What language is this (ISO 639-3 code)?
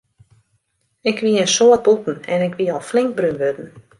fry